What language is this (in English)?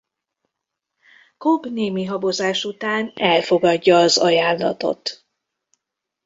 Hungarian